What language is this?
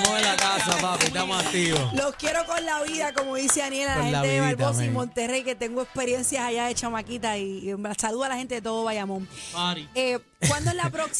Spanish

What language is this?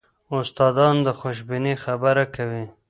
Pashto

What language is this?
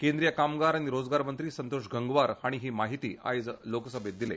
Konkani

